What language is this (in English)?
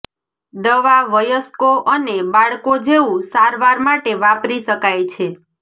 Gujarati